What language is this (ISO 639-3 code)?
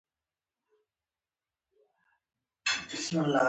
pus